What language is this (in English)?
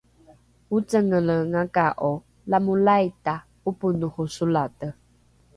Rukai